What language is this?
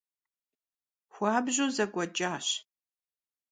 Kabardian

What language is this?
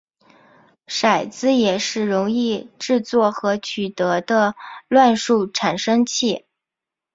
Chinese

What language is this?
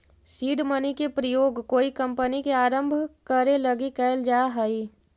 Magahi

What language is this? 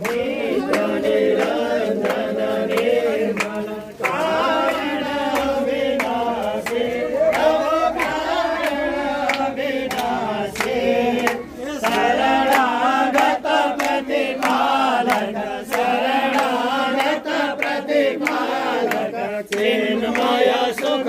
Arabic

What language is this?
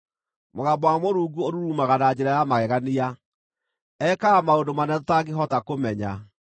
Kikuyu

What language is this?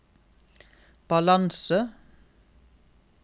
Norwegian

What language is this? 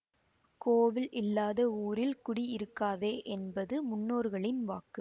Tamil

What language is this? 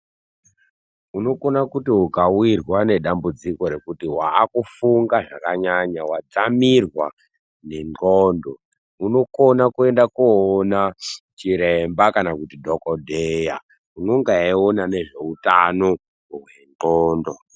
Ndau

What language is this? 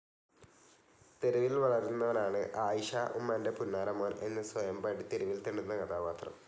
Malayalam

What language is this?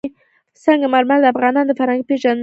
Pashto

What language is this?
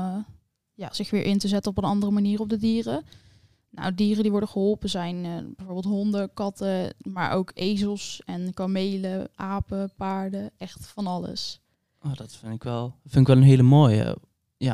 Dutch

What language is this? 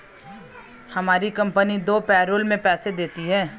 Hindi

